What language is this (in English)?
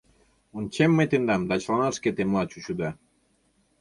Mari